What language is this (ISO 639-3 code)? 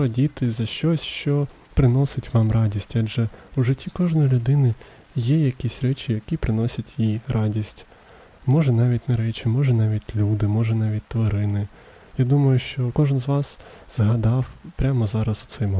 ukr